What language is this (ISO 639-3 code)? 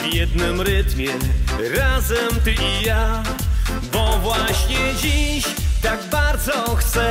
pol